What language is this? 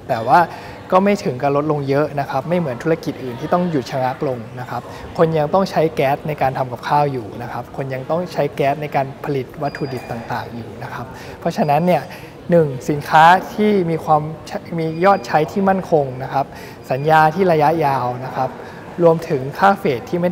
Thai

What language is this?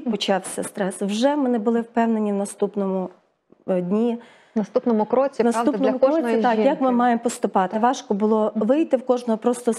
Ukrainian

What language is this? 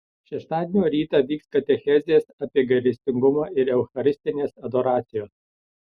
Lithuanian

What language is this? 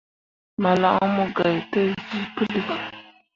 Mundang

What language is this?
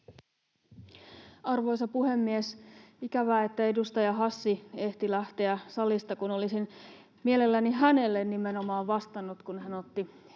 Finnish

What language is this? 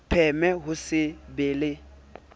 Southern Sotho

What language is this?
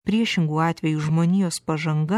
Lithuanian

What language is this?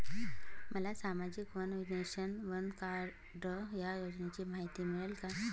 Marathi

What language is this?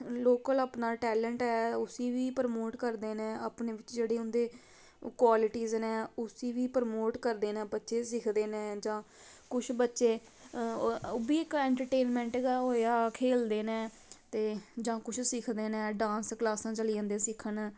Dogri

